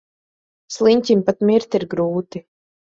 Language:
Latvian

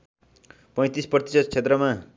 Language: Nepali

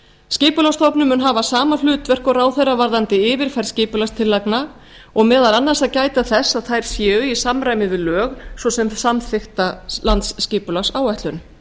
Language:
Icelandic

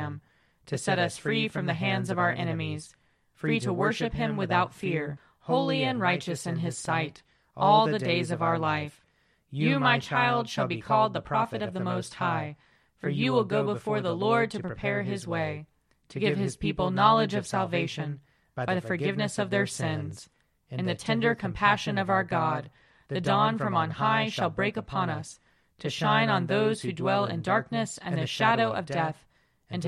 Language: English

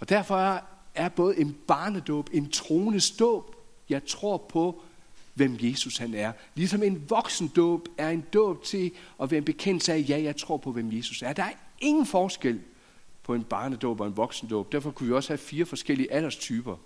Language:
Danish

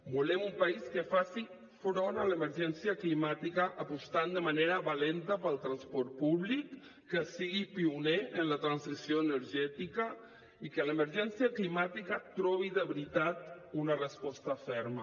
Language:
Catalan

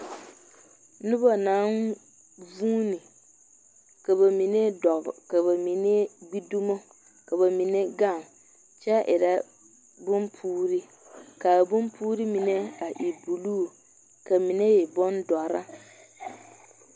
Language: Southern Dagaare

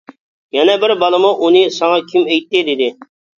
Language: Uyghur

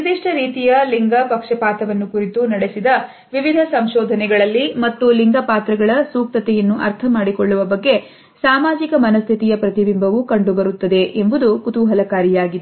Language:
Kannada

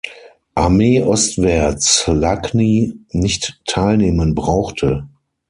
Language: German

